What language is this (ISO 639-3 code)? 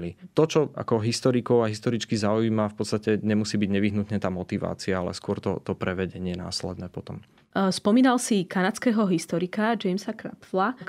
slk